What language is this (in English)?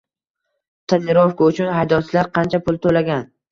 Uzbek